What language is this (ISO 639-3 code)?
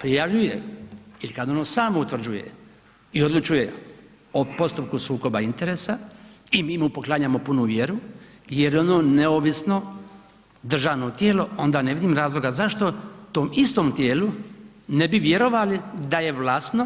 hrv